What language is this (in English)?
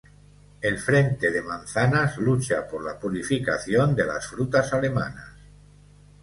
Spanish